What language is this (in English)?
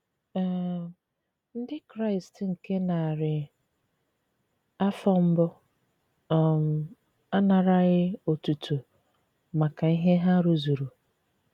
Igbo